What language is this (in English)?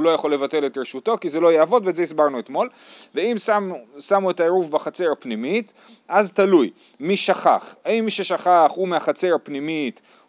Hebrew